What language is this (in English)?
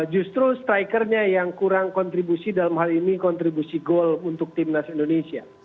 Indonesian